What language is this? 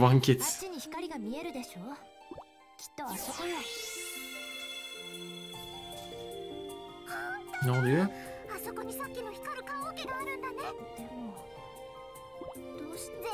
Turkish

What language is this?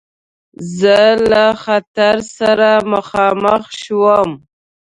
Pashto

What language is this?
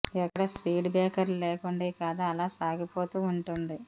Telugu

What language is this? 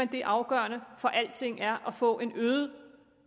Danish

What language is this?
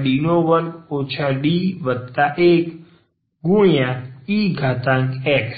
Gujarati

